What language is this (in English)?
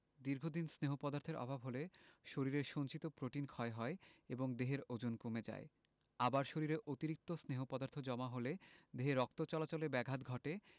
Bangla